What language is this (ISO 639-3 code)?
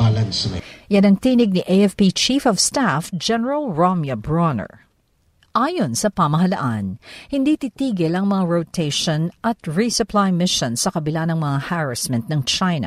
fil